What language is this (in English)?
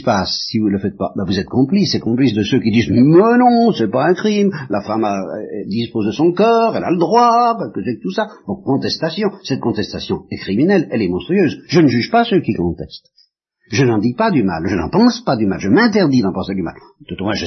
French